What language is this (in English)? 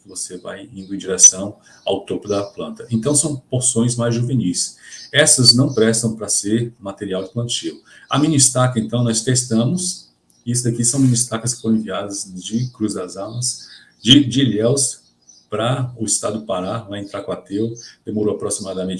Portuguese